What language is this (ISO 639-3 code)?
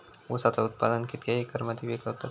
mar